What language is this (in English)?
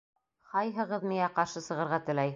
Bashkir